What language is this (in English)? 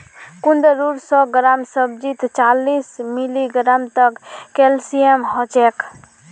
Magahi